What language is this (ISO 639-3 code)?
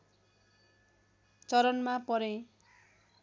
nep